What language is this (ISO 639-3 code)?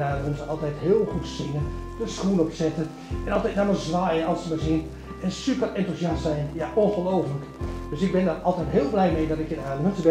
nld